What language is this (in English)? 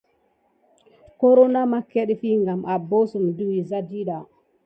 Gidar